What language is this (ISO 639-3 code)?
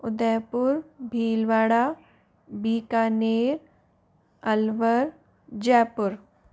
hin